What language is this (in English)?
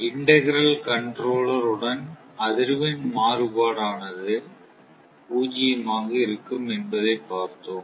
Tamil